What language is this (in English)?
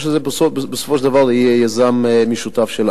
Hebrew